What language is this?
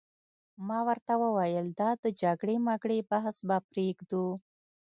Pashto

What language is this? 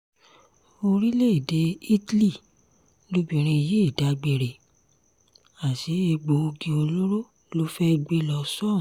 Yoruba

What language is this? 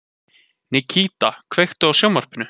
Icelandic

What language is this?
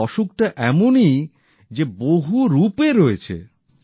Bangla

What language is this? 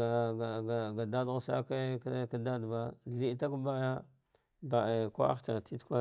Dghwede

